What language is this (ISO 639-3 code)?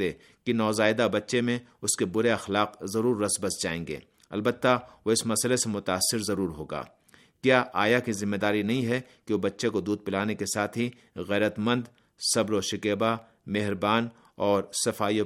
urd